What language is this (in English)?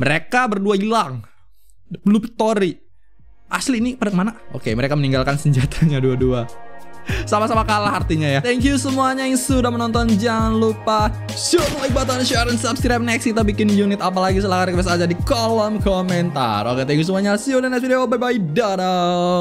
Indonesian